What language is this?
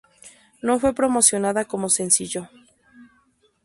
Spanish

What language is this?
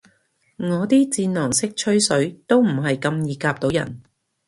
Cantonese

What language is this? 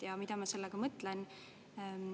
Estonian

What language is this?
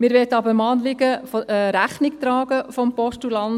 Swiss German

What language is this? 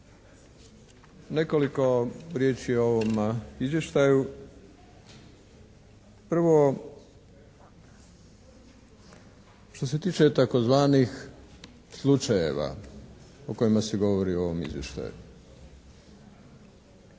Croatian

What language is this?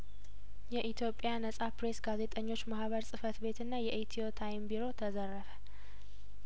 Amharic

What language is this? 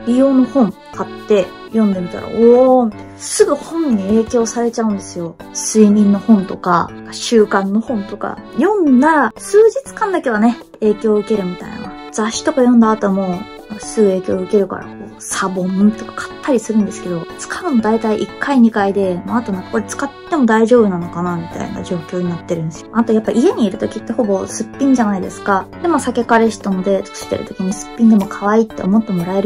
Japanese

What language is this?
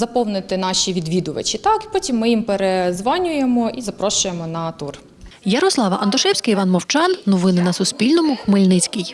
Ukrainian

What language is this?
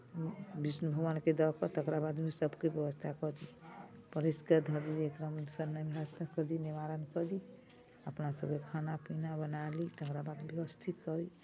Maithili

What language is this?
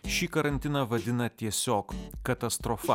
Lithuanian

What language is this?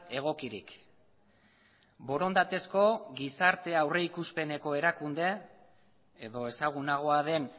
Basque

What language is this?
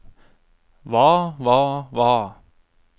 Norwegian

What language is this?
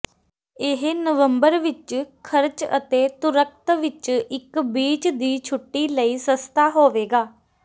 Punjabi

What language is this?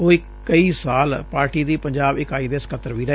Punjabi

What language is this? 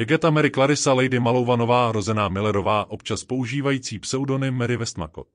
Czech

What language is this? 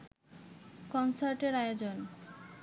Bangla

